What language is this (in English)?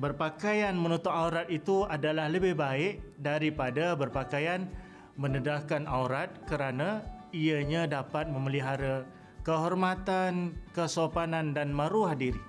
Malay